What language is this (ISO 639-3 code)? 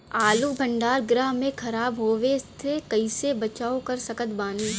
bho